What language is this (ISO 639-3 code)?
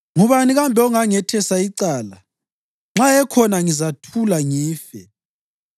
nde